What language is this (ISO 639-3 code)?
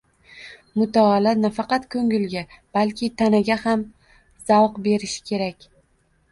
uzb